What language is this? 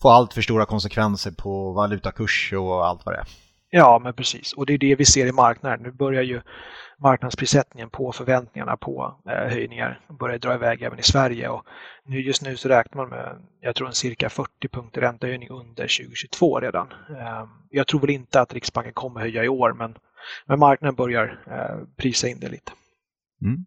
Swedish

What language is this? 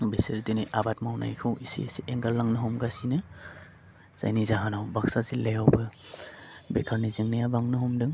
Bodo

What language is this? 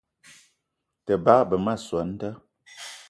Eton (Cameroon)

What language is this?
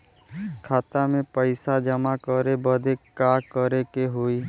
Bhojpuri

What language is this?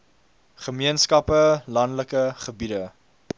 Afrikaans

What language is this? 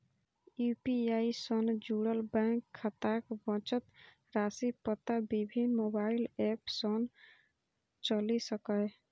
Maithili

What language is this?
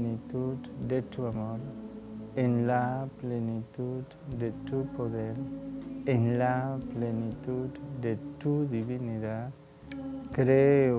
Spanish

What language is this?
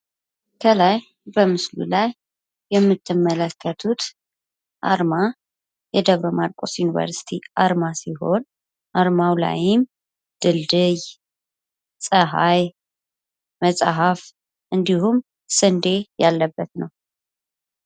Amharic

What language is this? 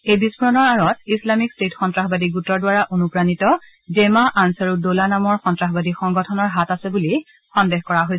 Assamese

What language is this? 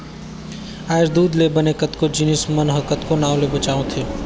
Chhattisgarhi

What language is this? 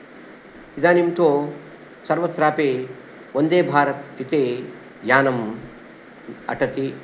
Sanskrit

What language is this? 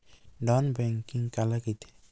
Chhattisgarhi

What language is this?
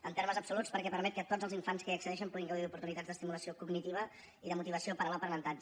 Catalan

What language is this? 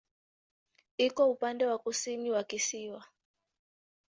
Swahili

